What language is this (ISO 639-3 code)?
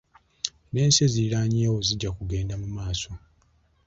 lug